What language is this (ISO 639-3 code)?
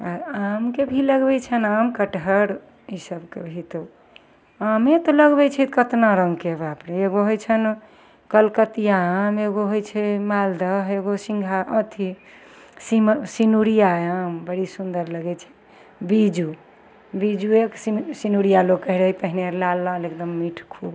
mai